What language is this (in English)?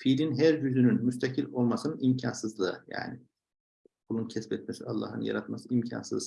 Turkish